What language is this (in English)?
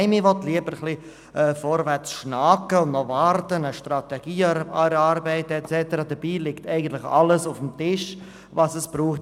Swiss German